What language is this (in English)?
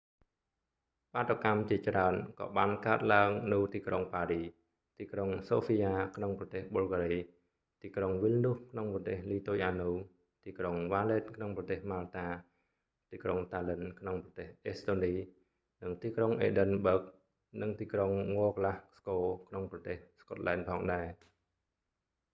Khmer